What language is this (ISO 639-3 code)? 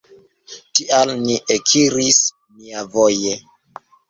epo